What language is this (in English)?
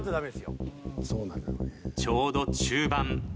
Japanese